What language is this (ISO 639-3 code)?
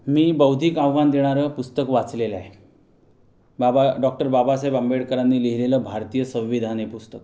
mar